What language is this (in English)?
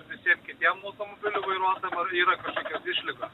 Lithuanian